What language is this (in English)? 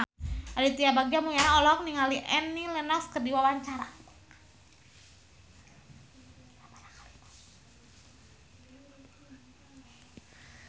Sundanese